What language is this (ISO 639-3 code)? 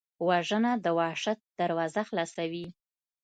pus